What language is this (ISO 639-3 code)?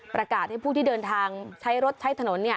tha